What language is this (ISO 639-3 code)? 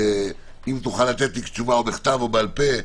heb